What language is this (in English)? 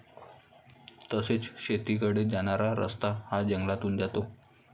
Marathi